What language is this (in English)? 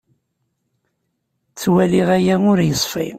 Kabyle